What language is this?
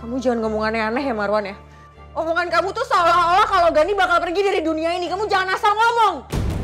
Indonesian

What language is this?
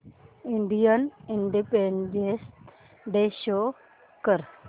Marathi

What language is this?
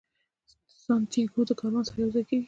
Pashto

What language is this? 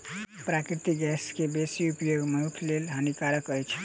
Maithili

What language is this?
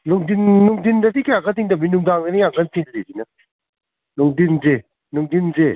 Manipuri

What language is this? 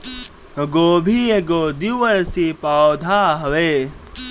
Bhojpuri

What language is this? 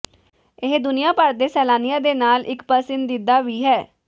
Punjabi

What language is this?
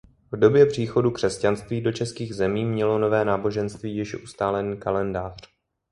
Czech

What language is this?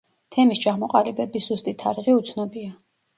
Georgian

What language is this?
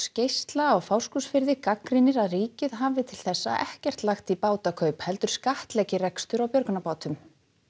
Icelandic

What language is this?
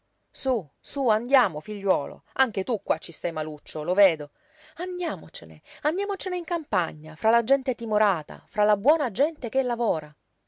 Italian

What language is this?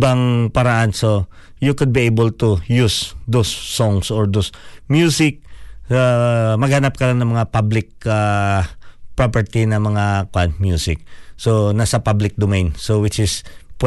Filipino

